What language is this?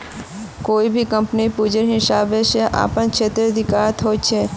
Magahi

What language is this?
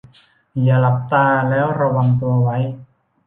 Thai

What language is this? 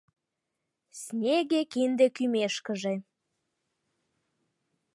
Mari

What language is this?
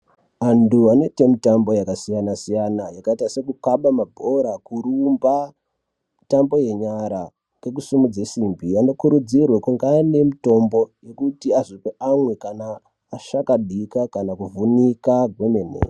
Ndau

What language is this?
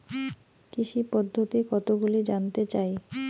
Bangla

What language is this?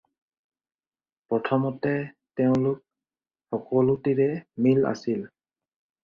Assamese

